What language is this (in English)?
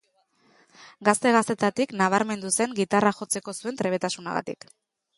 Basque